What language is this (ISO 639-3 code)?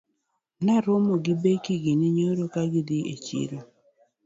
luo